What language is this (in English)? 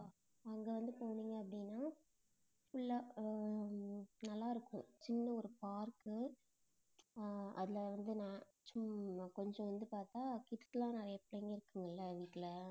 Tamil